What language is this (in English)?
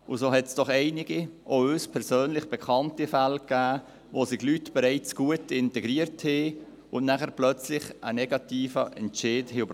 Swiss German